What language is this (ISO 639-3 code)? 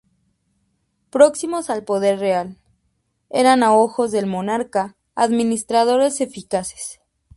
spa